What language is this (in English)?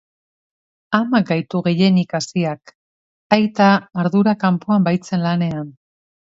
Basque